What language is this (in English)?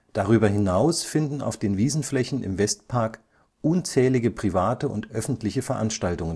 German